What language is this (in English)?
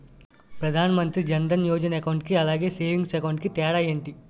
Telugu